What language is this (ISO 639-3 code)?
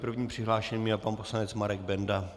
ces